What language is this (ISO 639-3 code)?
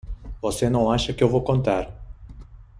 por